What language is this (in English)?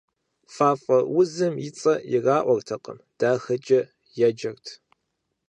Kabardian